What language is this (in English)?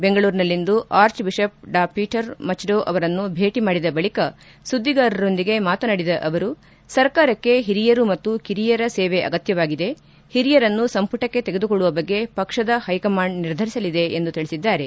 Kannada